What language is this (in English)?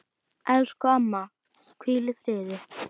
Icelandic